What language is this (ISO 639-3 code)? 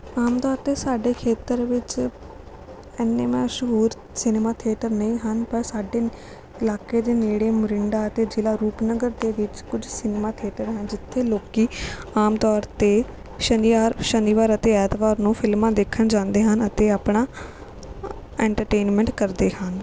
pan